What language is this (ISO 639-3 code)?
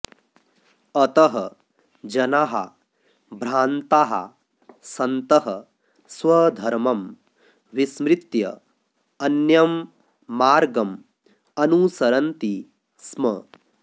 san